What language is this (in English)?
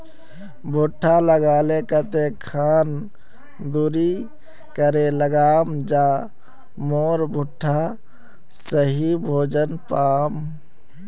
Magahi